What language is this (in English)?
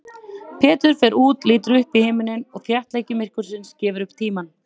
Icelandic